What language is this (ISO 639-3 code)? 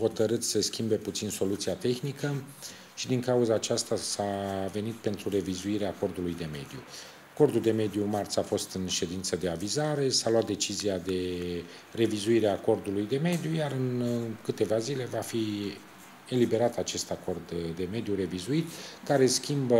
ron